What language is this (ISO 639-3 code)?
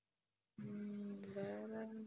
tam